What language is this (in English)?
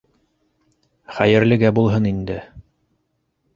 Bashkir